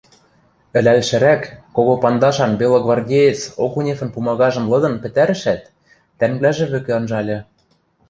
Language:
Western Mari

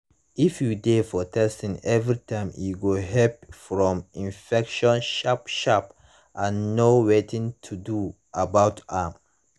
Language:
Nigerian Pidgin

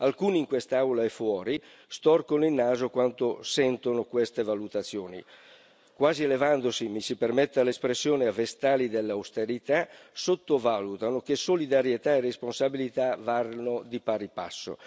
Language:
Italian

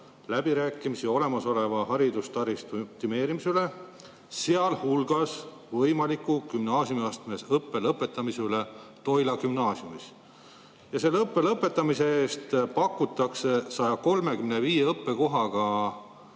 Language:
Estonian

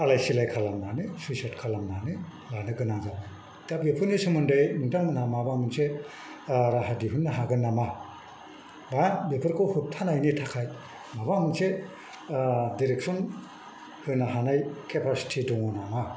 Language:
Bodo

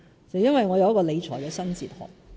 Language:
Cantonese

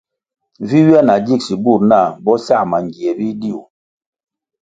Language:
Kwasio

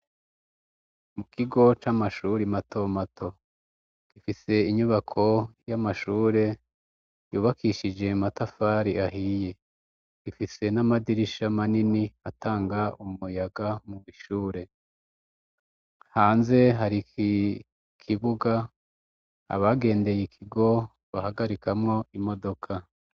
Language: Rundi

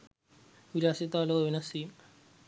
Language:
Sinhala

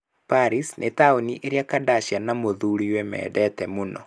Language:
Kikuyu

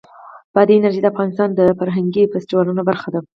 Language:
Pashto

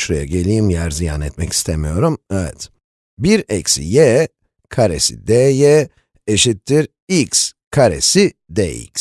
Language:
Turkish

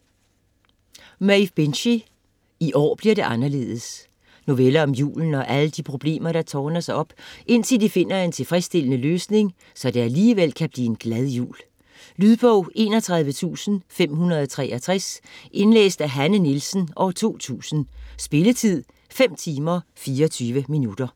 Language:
Danish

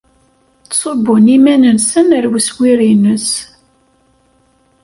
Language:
Kabyle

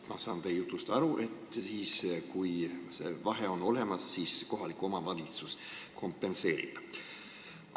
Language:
Estonian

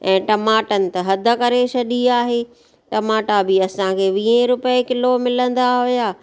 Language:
Sindhi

